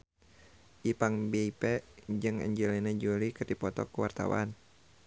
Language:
Sundanese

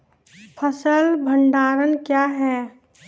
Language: Maithili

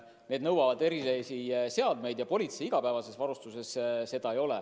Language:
Estonian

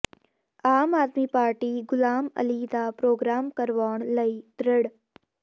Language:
Punjabi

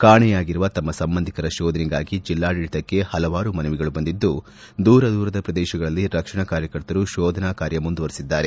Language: Kannada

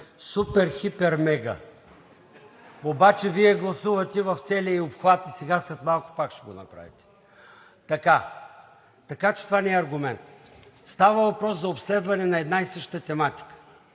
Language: Bulgarian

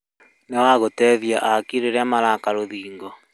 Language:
Kikuyu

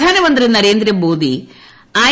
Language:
Malayalam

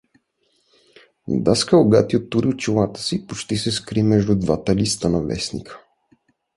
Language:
Bulgarian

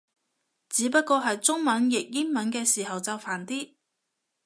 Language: Cantonese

